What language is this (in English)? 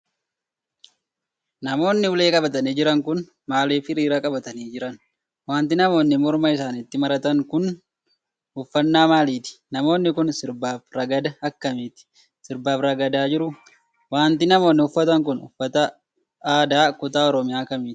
Oromo